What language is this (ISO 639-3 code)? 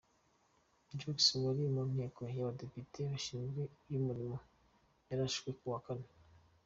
kin